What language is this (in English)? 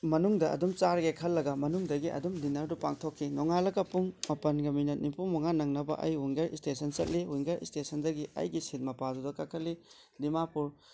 Manipuri